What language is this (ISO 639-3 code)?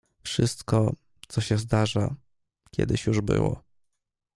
pol